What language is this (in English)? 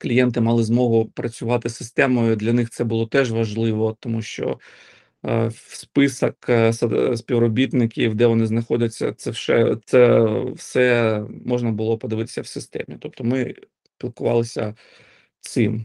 Ukrainian